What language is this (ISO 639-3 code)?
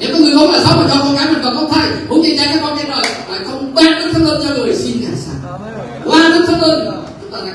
vie